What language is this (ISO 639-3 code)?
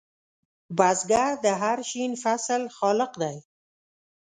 pus